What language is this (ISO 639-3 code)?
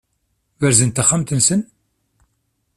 kab